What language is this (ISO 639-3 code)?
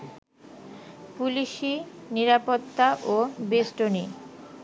ben